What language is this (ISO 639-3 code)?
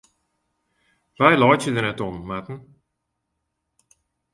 fry